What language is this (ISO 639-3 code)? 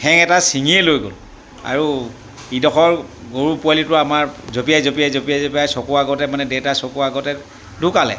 asm